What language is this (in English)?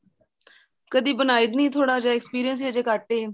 Punjabi